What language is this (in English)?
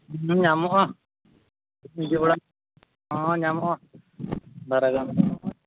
Santali